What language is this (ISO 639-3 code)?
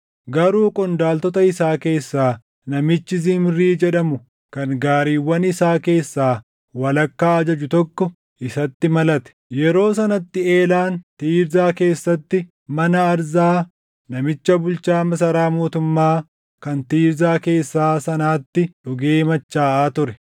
orm